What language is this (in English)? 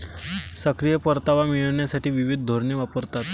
Marathi